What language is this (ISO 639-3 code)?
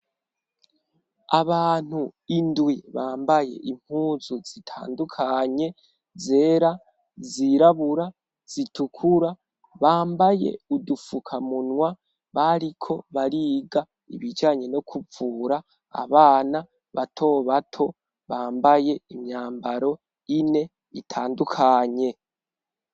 run